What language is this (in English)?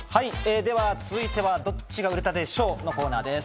Japanese